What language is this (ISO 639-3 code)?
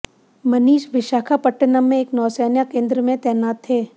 hin